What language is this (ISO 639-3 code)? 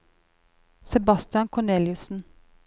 nor